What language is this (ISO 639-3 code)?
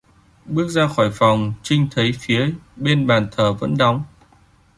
vie